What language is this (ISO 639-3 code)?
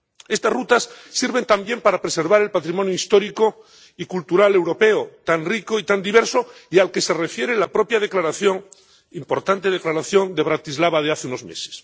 spa